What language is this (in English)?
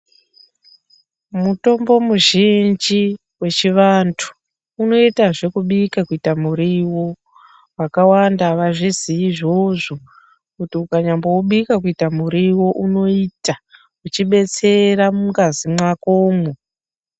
Ndau